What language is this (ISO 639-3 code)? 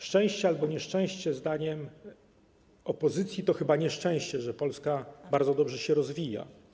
pol